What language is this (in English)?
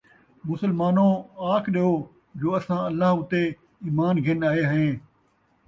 Saraiki